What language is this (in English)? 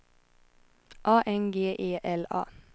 Swedish